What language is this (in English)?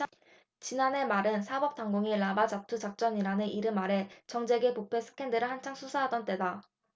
Korean